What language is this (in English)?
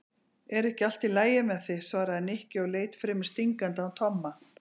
Icelandic